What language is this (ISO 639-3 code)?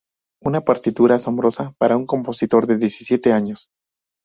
spa